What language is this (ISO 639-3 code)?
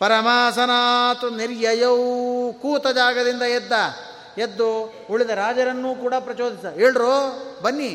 kan